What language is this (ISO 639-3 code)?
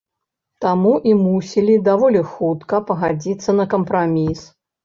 bel